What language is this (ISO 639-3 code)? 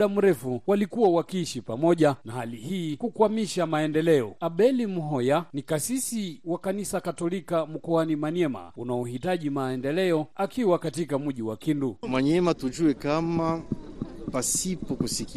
swa